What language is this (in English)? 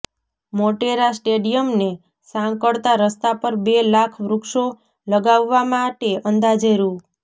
Gujarati